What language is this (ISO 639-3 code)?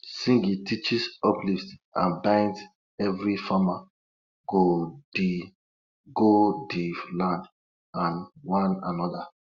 pcm